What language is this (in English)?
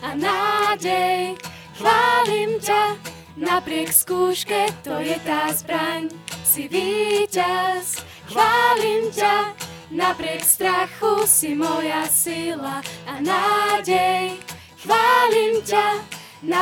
Slovak